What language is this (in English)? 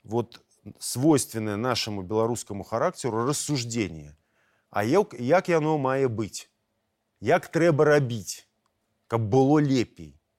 Russian